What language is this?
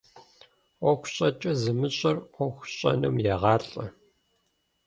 Kabardian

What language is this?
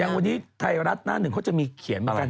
Thai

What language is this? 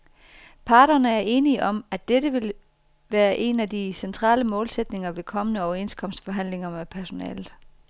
Danish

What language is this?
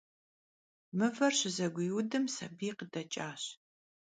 Kabardian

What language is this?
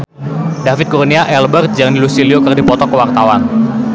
Sundanese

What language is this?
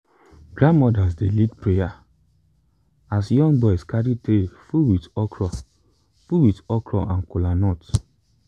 Nigerian Pidgin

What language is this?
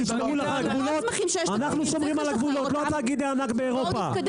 Hebrew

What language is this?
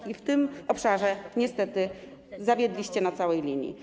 Polish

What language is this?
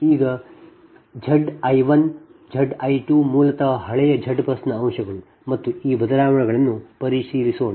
Kannada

